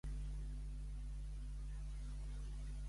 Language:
Catalan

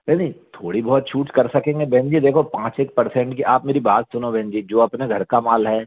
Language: Hindi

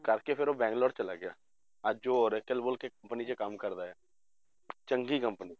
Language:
Punjabi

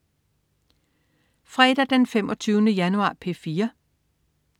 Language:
Danish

